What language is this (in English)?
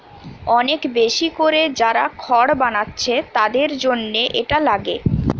Bangla